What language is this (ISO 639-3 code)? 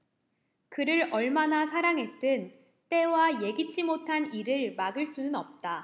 kor